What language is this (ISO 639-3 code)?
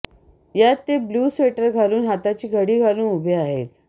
mar